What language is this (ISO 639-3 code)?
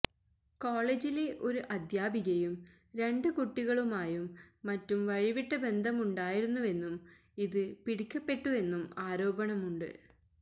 mal